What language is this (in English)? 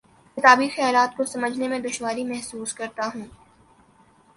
Urdu